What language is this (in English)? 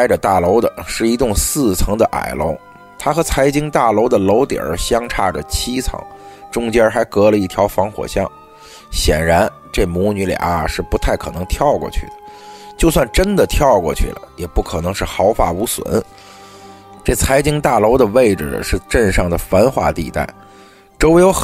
Chinese